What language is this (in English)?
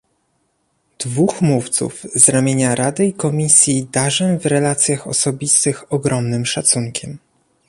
Polish